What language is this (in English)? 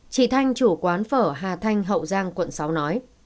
Vietnamese